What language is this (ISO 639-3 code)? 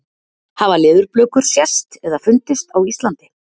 isl